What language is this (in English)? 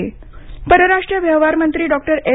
Marathi